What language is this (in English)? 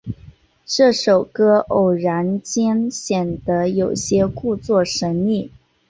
Chinese